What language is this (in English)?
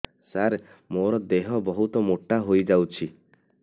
Odia